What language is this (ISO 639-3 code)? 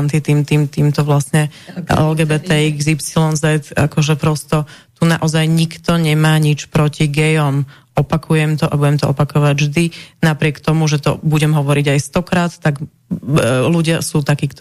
slk